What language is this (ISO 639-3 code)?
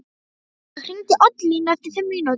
isl